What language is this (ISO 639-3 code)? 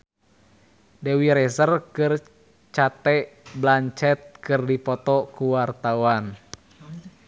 sun